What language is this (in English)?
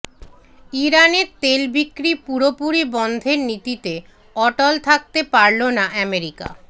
Bangla